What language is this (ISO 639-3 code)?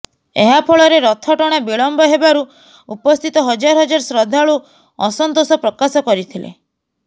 ori